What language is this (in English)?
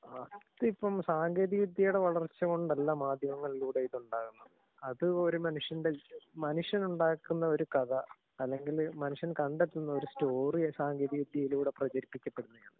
Malayalam